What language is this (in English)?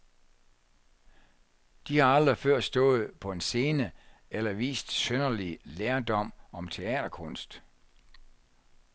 Danish